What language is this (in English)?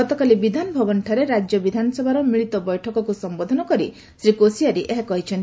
Odia